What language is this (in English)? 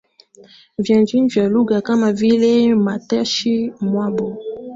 Swahili